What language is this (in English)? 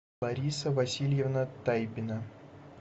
Russian